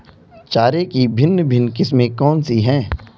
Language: Hindi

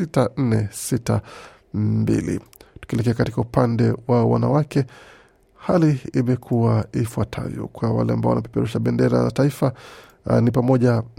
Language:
Swahili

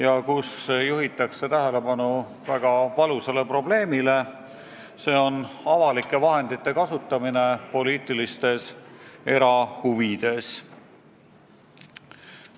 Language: Estonian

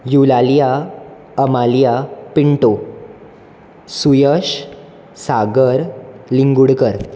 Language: Konkani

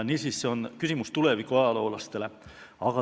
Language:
Estonian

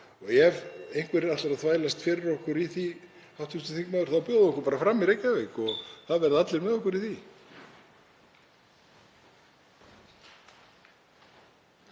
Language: Icelandic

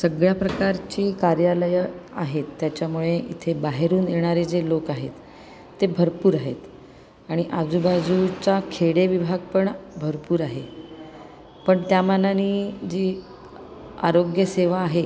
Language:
Marathi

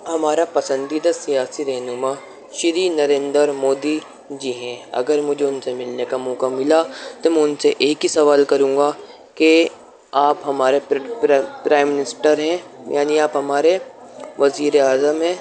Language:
Urdu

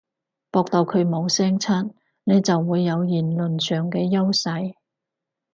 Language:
Cantonese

